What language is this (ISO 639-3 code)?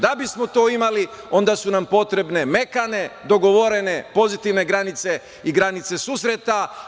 srp